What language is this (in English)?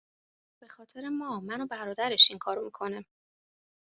Persian